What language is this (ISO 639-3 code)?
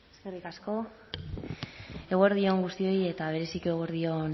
eus